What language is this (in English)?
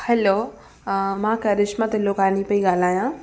Sindhi